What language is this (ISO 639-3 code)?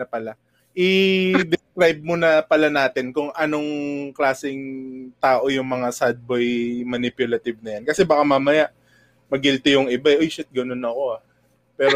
fil